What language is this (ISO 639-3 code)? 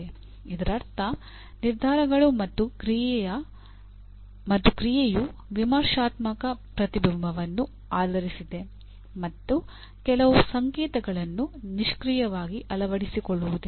kan